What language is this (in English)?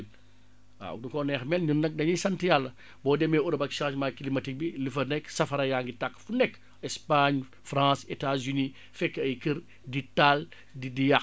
Wolof